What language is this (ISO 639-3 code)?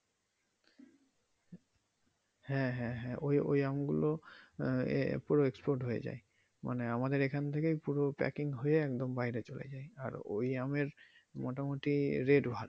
ben